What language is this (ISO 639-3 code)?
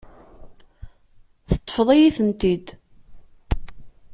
kab